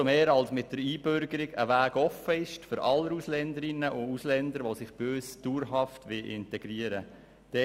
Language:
Swiss German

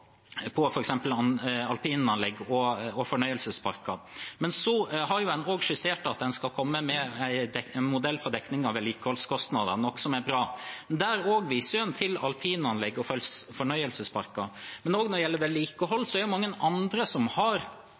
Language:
Norwegian Bokmål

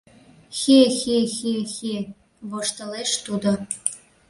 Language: Mari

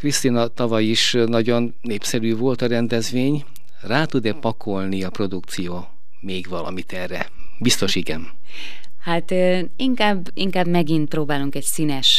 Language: Hungarian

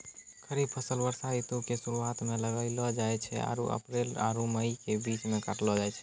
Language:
Maithili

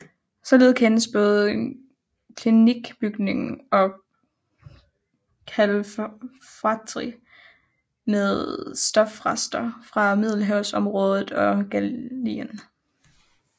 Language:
Danish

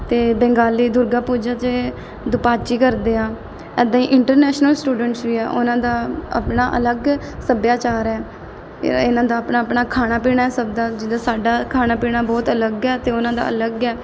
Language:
Punjabi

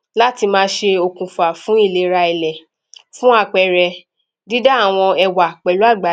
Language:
Yoruba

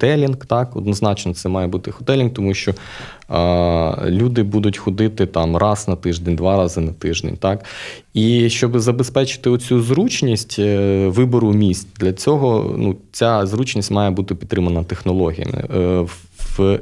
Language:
Ukrainian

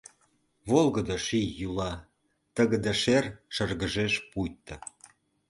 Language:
Mari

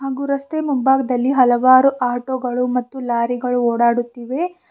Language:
Kannada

